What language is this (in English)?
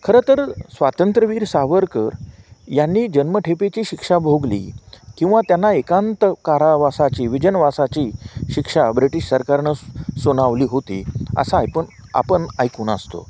Marathi